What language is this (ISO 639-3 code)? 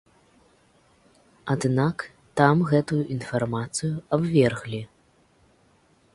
bel